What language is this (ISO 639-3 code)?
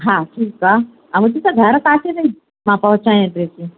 snd